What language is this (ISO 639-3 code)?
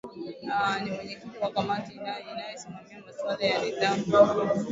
swa